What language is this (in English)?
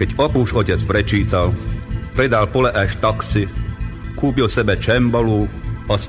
Slovak